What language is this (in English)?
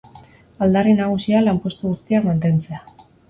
Basque